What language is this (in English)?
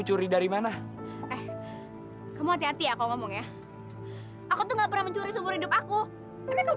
Indonesian